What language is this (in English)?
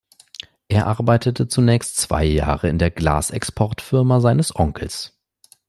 German